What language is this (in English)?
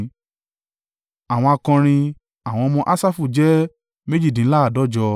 Yoruba